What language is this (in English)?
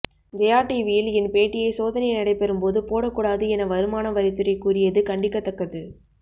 Tamil